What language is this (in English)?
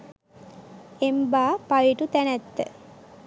Sinhala